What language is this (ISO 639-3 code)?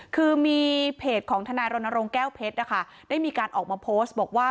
tha